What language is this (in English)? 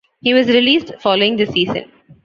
English